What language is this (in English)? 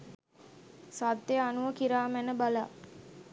Sinhala